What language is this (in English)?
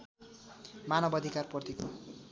Nepali